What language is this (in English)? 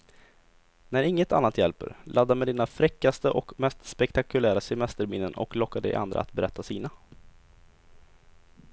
Swedish